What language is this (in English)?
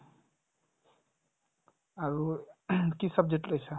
Assamese